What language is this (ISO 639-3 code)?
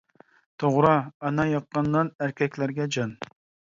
uig